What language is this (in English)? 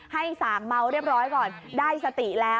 Thai